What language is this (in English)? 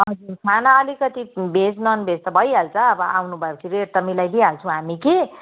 Nepali